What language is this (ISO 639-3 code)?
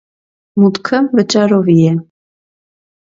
hye